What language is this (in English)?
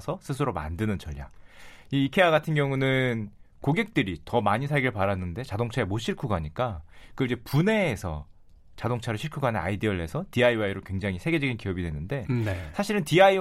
Korean